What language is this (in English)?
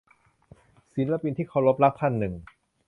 Thai